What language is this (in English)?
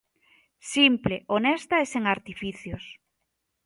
Galician